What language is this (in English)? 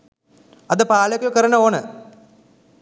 Sinhala